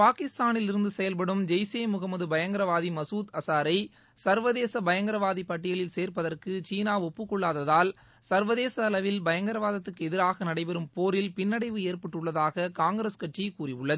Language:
Tamil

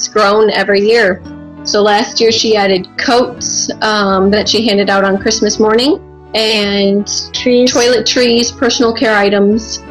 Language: Korean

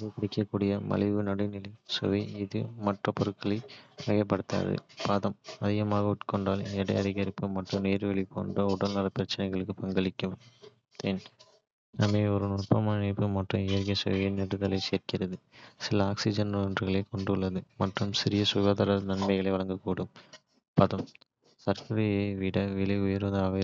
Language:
Kota (India)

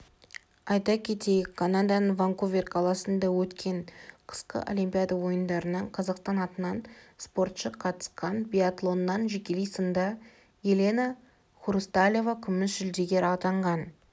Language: Kazakh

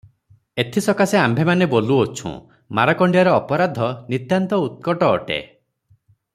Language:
Odia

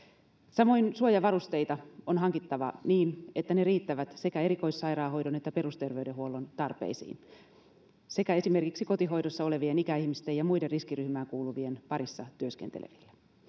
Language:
Finnish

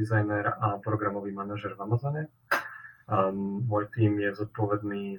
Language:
Slovak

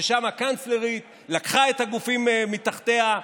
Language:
Hebrew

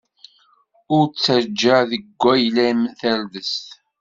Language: Kabyle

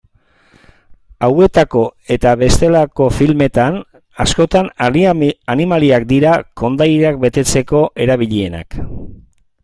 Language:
Basque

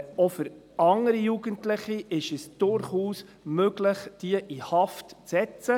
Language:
Swiss German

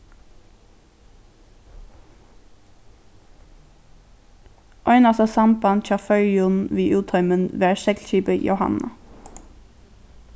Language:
Faroese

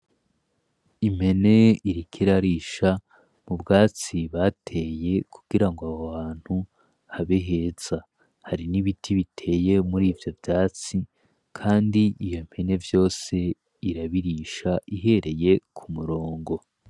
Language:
Rundi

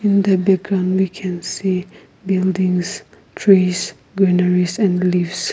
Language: English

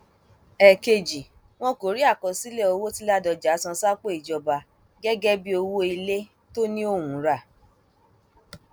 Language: Yoruba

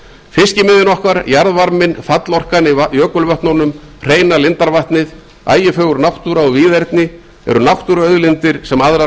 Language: Icelandic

